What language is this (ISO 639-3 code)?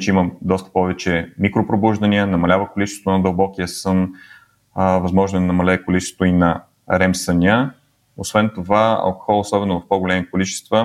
bul